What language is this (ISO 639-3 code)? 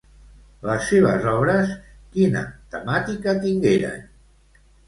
cat